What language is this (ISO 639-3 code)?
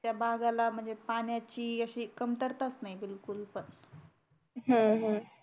mar